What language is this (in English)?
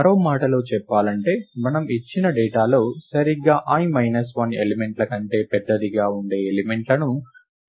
Telugu